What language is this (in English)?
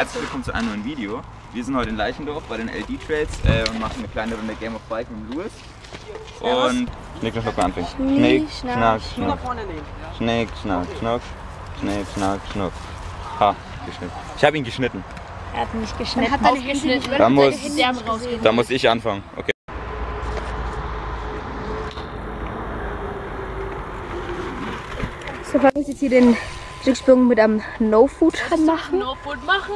German